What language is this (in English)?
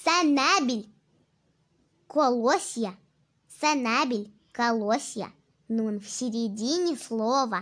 Russian